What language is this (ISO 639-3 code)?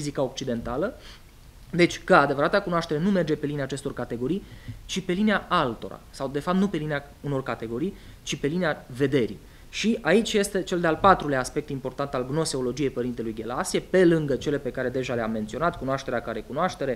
ron